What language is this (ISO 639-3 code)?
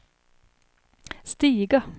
swe